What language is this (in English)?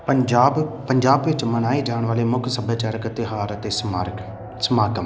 Punjabi